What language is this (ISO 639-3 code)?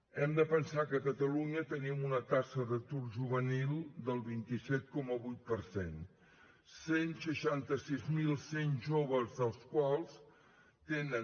cat